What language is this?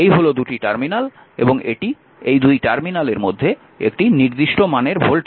Bangla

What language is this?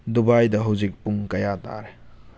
Manipuri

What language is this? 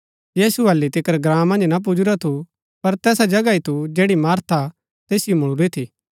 Gaddi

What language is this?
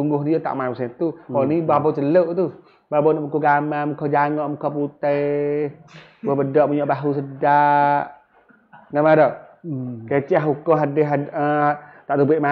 Malay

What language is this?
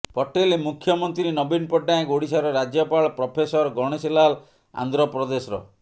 Odia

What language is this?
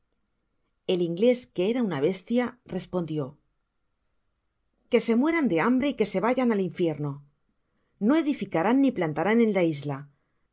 Spanish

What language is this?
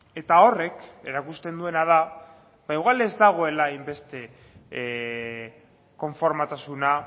Basque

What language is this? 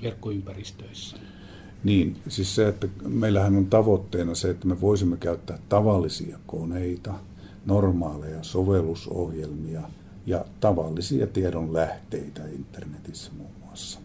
Finnish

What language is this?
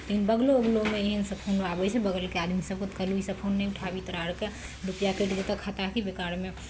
Maithili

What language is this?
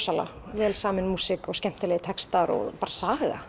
Icelandic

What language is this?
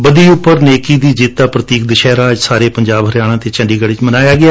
Punjabi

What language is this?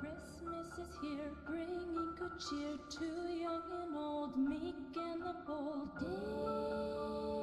English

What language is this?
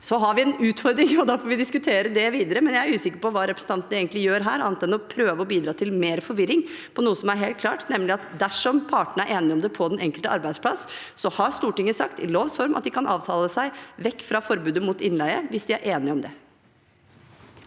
Norwegian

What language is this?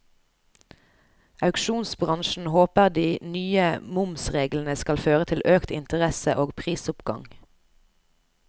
Norwegian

